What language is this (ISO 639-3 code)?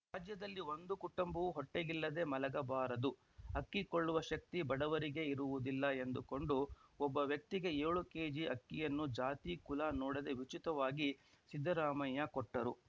kan